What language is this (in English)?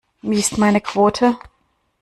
German